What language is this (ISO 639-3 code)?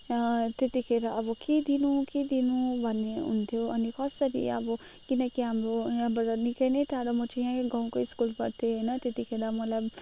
nep